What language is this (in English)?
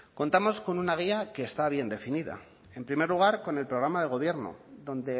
Spanish